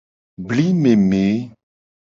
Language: Gen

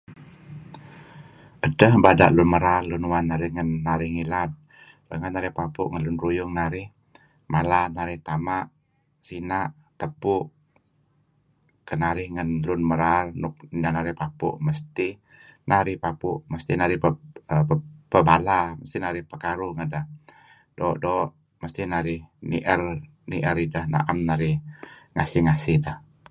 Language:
Kelabit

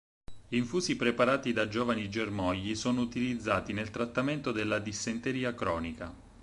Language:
Italian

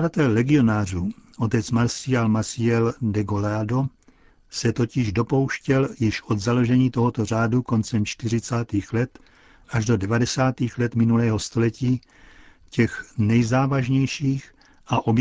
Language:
Czech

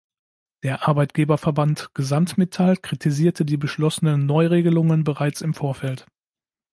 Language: German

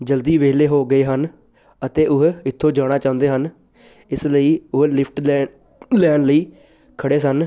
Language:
Punjabi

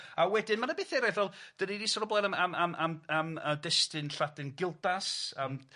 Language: Welsh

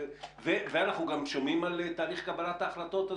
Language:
Hebrew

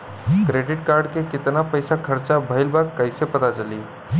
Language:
Bhojpuri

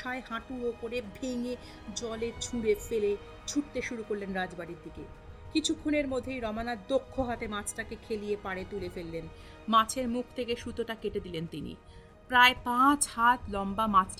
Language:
Bangla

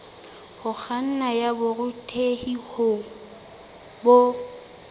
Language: Southern Sotho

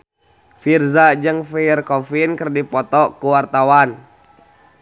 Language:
Sundanese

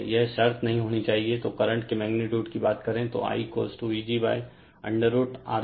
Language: Hindi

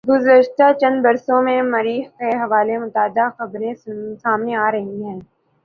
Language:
Urdu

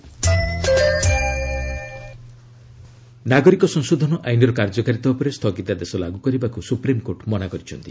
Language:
Odia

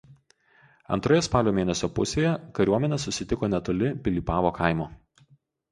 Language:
Lithuanian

